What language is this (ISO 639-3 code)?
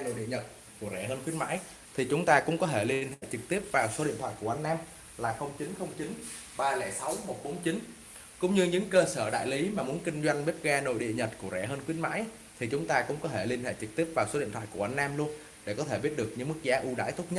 vie